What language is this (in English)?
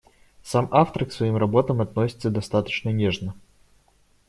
Russian